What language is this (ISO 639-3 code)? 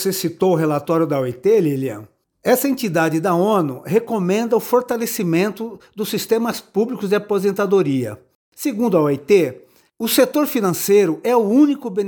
por